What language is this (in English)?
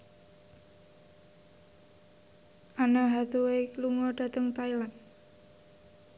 Javanese